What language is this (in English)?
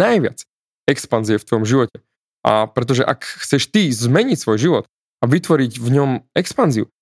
Slovak